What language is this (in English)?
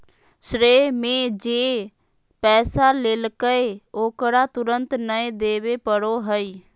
Magahi